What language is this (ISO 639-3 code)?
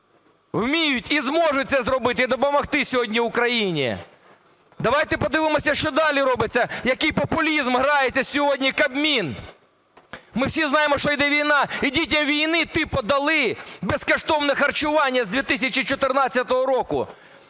ukr